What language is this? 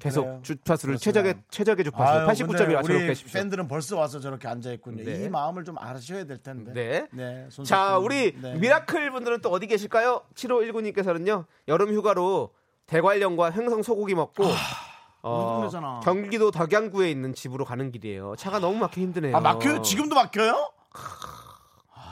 Korean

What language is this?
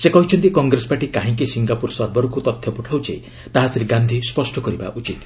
Odia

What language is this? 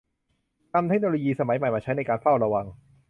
Thai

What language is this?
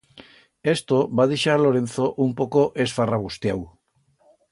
Aragonese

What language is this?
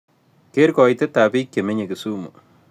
Kalenjin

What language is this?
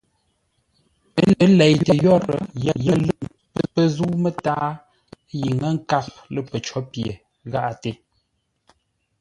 Ngombale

